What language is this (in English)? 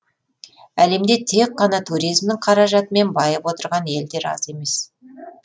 Kazakh